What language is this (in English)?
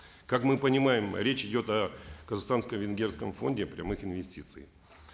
Kazakh